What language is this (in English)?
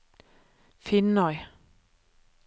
Norwegian